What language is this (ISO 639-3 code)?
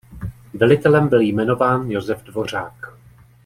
ces